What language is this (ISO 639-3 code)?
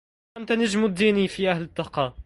ara